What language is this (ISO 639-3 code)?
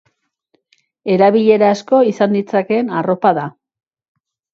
eus